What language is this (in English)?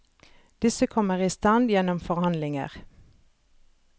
Norwegian